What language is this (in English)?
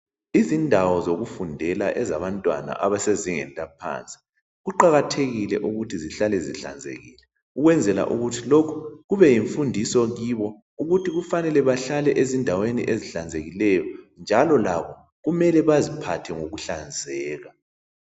North Ndebele